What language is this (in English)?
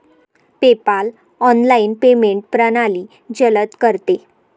Marathi